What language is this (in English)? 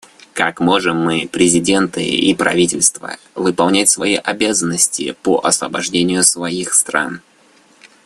Russian